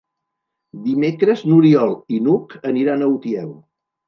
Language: Catalan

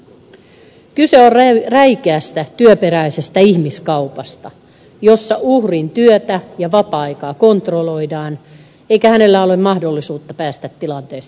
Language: Finnish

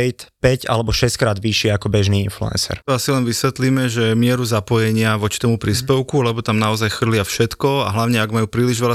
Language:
Slovak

